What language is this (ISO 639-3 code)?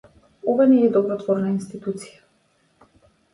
mkd